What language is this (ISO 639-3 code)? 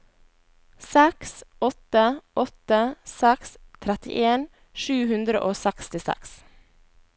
nor